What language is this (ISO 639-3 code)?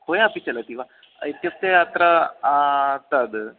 san